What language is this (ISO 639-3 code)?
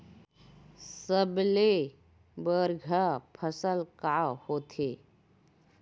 hne